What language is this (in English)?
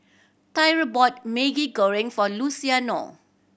English